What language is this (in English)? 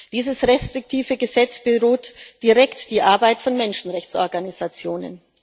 German